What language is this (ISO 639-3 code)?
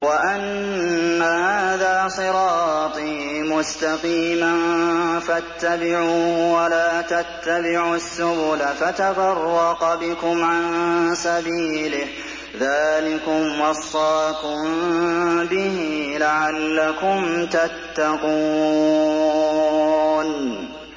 ara